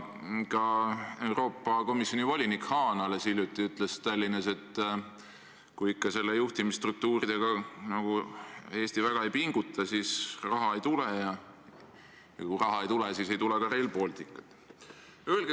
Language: Estonian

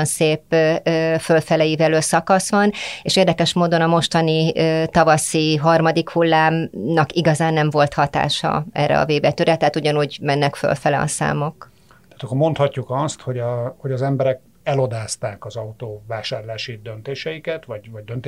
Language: Hungarian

